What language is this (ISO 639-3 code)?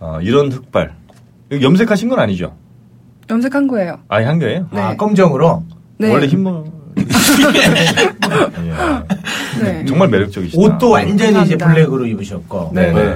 kor